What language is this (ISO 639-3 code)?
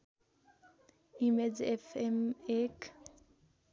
nep